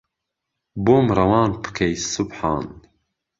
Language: Central Kurdish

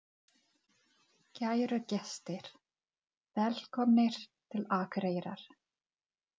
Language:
Icelandic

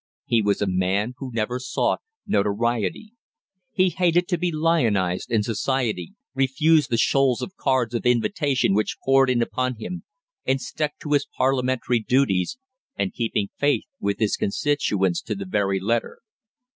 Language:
English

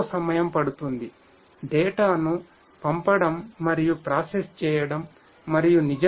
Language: Telugu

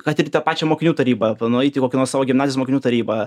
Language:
Lithuanian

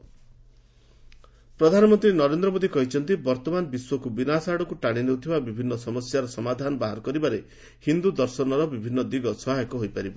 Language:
Odia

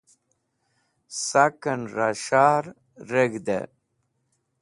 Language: Wakhi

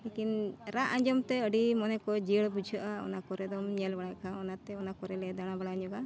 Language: Santali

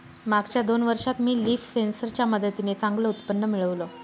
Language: Marathi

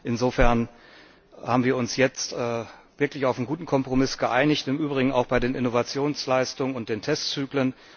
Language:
German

